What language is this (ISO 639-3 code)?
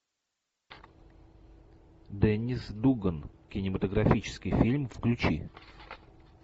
rus